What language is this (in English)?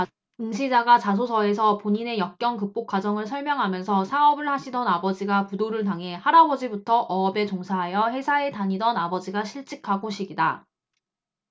Korean